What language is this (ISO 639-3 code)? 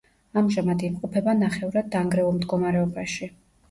kat